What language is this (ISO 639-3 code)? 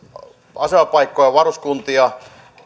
fin